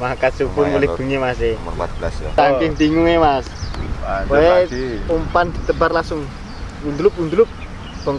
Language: Indonesian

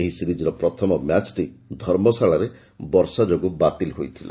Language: Odia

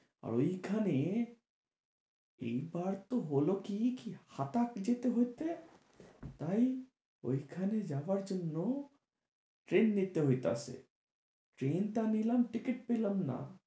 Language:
Bangla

